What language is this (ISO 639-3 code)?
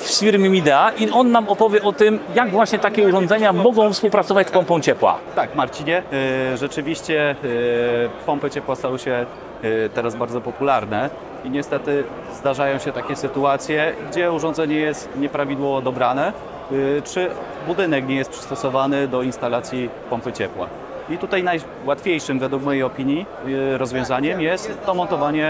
pol